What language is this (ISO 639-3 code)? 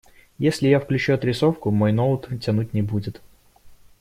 rus